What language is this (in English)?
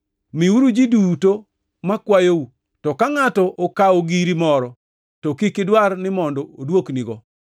Luo (Kenya and Tanzania)